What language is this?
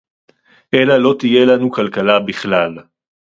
Hebrew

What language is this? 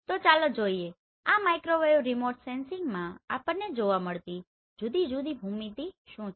Gujarati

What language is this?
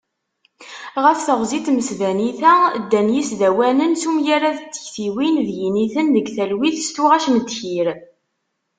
Kabyle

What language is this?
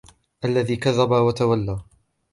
Arabic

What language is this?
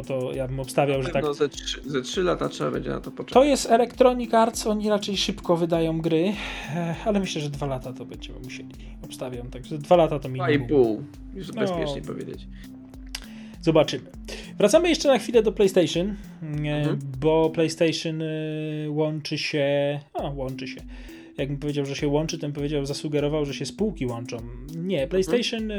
Polish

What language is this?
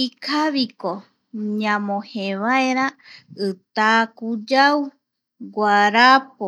Eastern Bolivian Guaraní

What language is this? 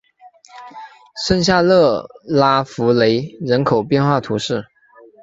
Chinese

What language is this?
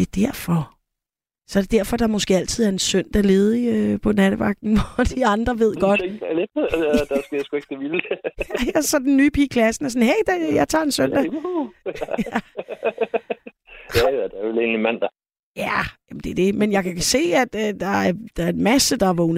Danish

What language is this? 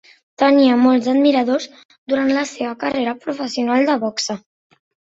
Catalan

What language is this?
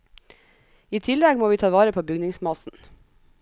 Norwegian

